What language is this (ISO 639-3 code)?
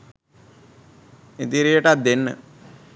sin